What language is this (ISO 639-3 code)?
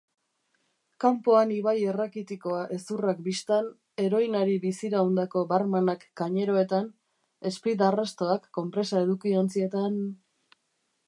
eus